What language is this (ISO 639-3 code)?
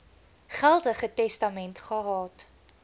afr